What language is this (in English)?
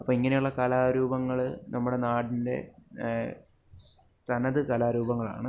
Malayalam